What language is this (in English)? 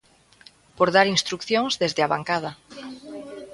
Galician